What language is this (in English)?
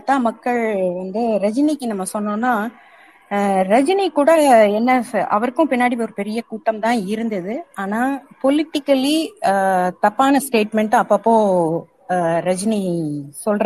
Tamil